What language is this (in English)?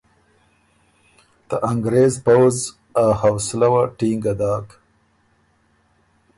Ormuri